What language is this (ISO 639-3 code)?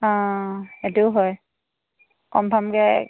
asm